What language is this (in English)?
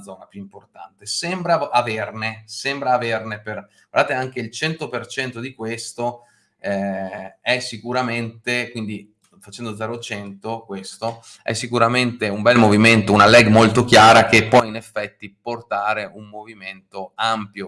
Italian